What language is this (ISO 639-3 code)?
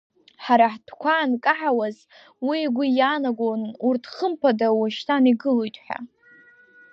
abk